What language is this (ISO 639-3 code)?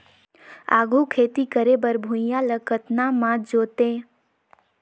hne